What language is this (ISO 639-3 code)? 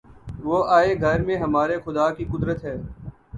urd